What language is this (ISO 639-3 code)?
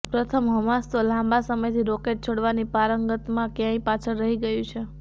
guj